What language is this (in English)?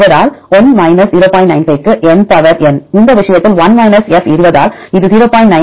Tamil